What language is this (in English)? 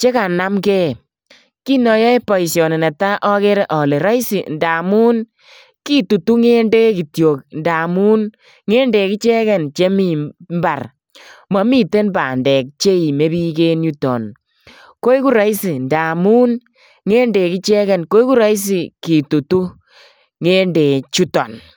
Kalenjin